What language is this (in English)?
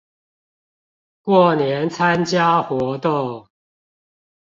Chinese